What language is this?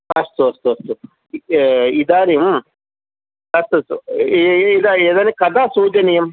Sanskrit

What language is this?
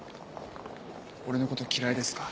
Japanese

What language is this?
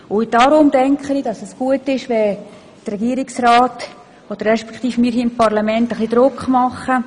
Swiss German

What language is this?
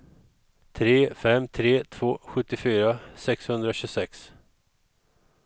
Swedish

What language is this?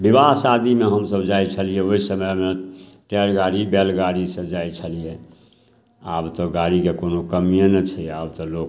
Maithili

